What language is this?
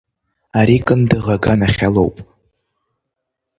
Abkhazian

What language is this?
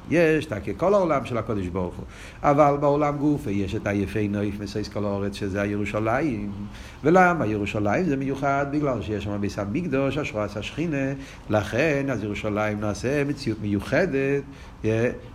Hebrew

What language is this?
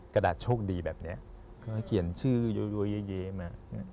Thai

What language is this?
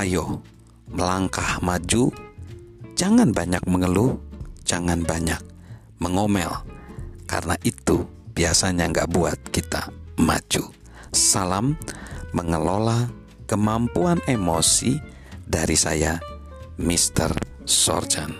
Indonesian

